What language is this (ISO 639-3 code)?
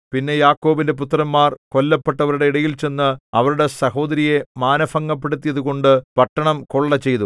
mal